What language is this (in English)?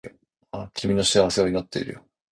Japanese